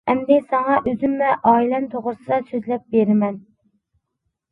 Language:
Uyghur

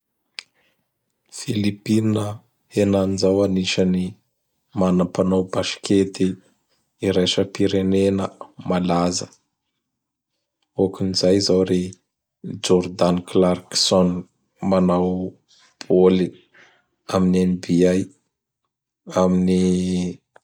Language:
Bara Malagasy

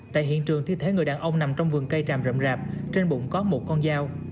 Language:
Vietnamese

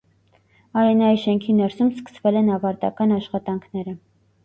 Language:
Armenian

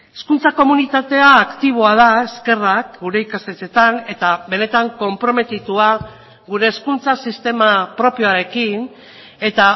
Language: Basque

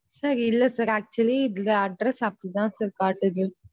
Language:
Tamil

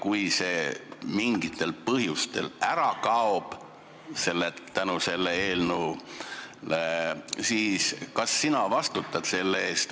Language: Estonian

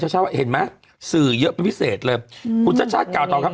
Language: Thai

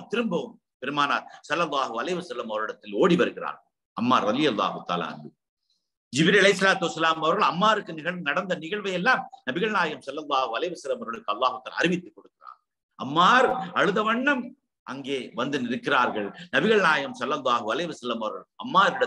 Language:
Arabic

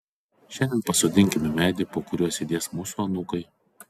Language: Lithuanian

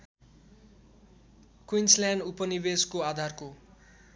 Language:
Nepali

